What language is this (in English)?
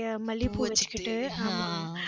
Tamil